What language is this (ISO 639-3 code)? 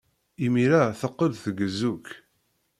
kab